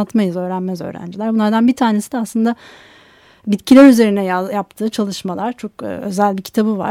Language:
Turkish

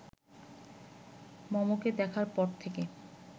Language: Bangla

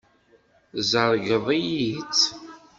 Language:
Kabyle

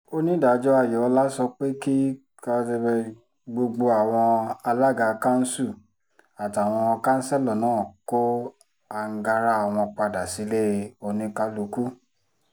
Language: Yoruba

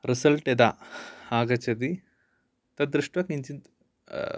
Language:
Sanskrit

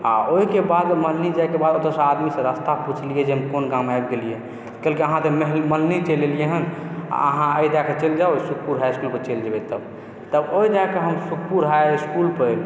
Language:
Maithili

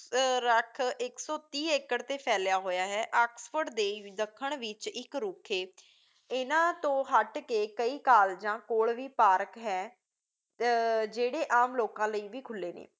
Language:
Punjabi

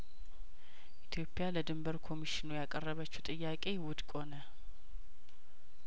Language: Amharic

